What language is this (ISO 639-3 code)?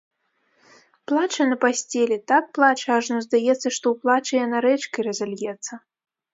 bel